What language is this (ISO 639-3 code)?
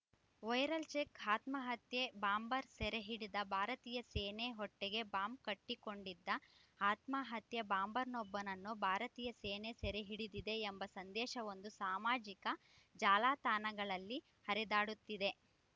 kan